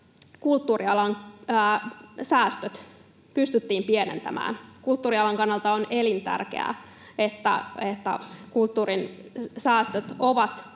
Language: Finnish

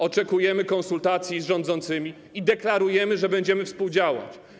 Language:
Polish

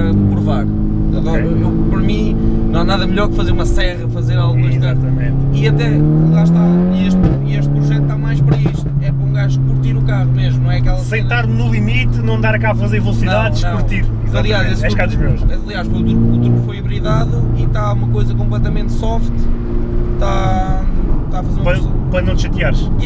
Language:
Portuguese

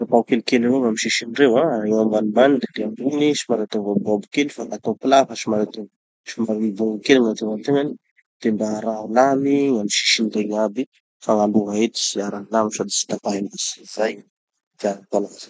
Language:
Tanosy Malagasy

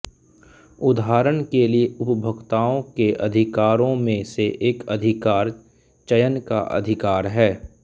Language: Hindi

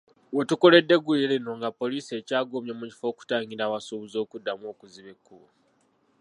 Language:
Ganda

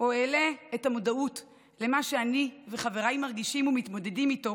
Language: Hebrew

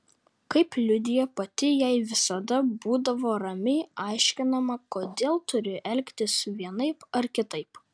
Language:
Lithuanian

